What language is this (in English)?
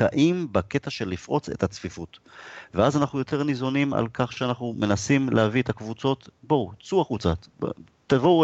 Hebrew